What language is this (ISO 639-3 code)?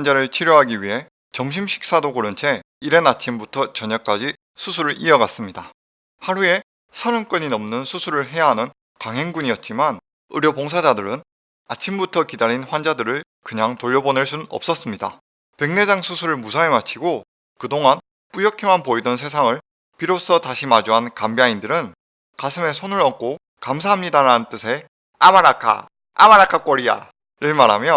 kor